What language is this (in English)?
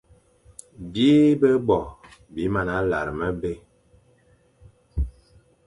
Fang